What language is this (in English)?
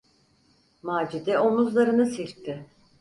Turkish